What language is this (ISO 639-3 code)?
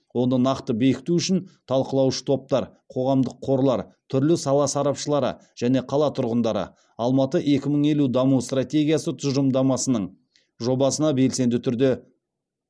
kaz